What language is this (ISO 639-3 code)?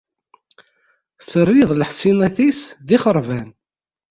kab